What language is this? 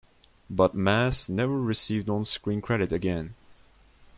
English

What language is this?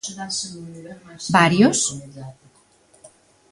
Galician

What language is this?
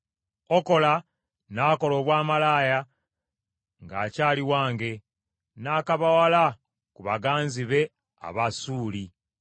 Ganda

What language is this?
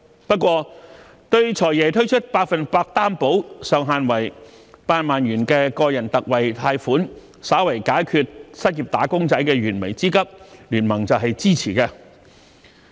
Cantonese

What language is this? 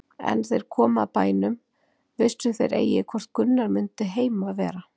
Icelandic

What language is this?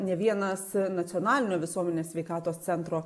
Lithuanian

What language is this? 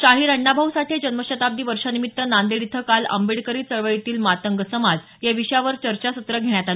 Marathi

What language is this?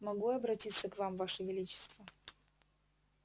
Russian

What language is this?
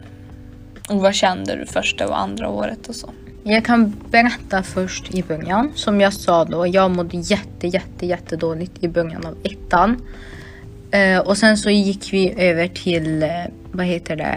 Swedish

